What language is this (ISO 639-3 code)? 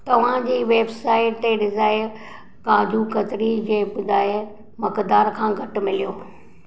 snd